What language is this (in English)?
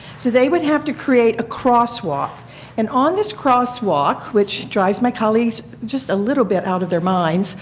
English